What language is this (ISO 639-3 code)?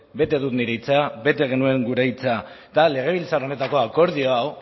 eus